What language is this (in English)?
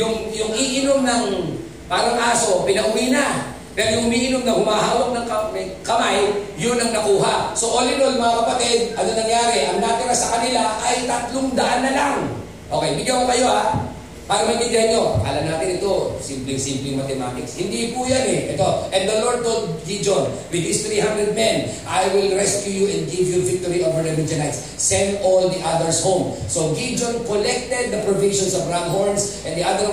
Filipino